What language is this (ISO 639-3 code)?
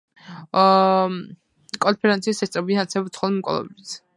kat